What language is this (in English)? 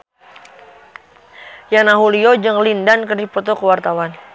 Sundanese